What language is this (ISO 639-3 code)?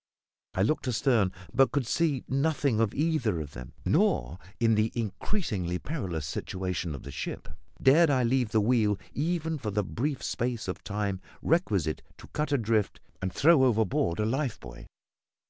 eng